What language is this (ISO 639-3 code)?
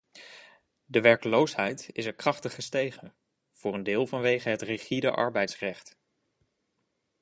nld